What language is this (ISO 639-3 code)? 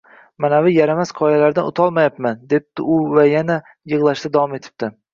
uzb